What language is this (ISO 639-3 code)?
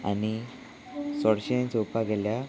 kok